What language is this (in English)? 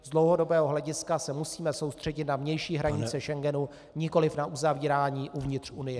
Czech